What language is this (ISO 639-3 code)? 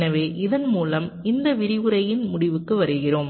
tam